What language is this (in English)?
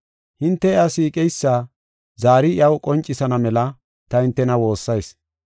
Gofa